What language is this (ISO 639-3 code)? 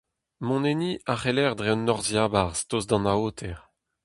bre